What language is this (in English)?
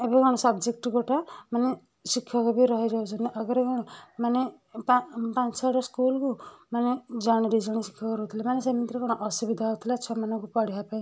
Odia